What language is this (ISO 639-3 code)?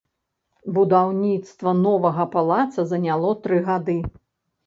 bel